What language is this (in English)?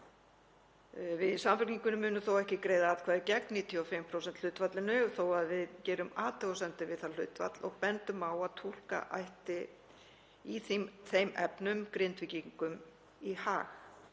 Icelandic